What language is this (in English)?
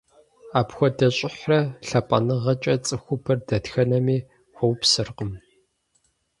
Kabardian